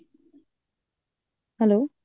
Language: Odia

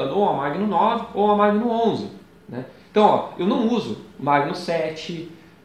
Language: Portuguese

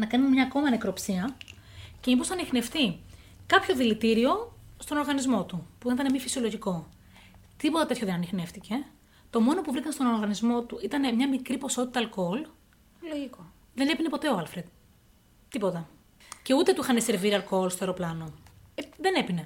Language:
Greek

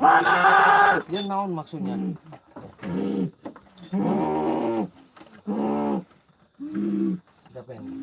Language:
Indonesian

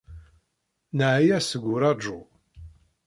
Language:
Kabyle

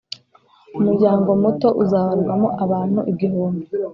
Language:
Kinyarwanda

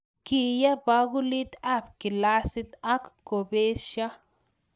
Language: Kalenjin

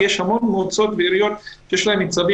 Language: Hebrew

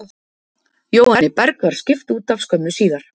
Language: Icelandic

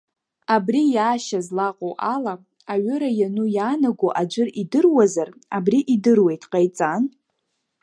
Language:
Abkhazian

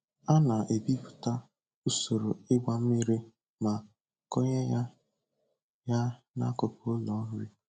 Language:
Igbo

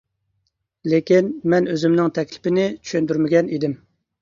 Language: Uyghur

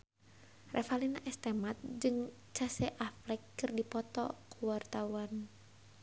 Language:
Sundanese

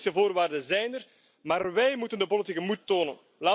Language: Dutch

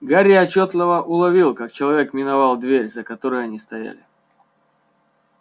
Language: Russian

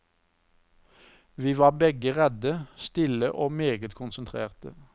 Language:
Norwegian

